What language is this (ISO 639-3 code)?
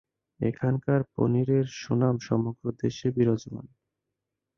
ben